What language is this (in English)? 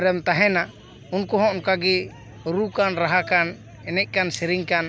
Santali